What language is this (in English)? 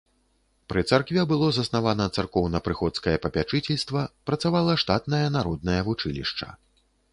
Belarusian